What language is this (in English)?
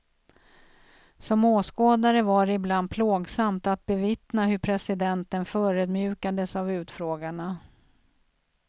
Swedish